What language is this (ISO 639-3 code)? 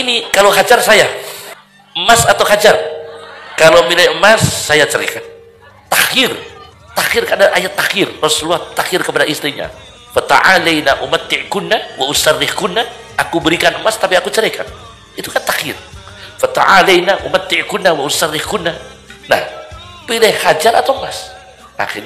ind